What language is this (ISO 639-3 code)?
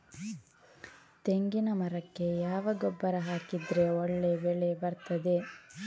kan